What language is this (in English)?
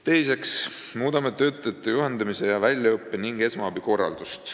Estonian